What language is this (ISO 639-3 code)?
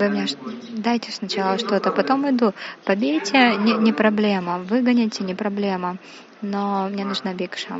rus